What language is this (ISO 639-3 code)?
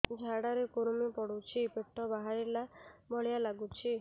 ori